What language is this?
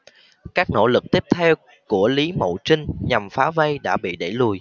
Vietnamese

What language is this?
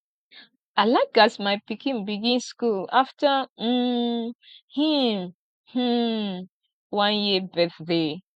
Nigerian Pidgin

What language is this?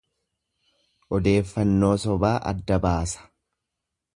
Oromo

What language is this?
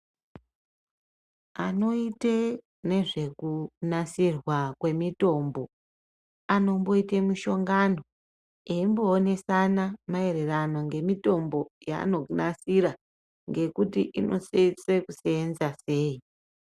Ndau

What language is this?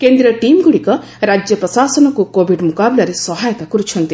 Odia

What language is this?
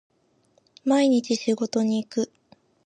Japanese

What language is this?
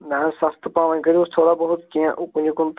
Kashmiri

